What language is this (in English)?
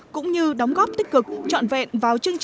Vietnamese